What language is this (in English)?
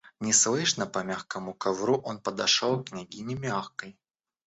Russian